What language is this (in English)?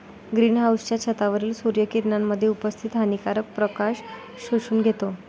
Marathi